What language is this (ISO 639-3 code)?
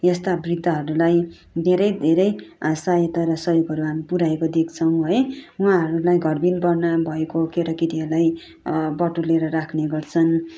nep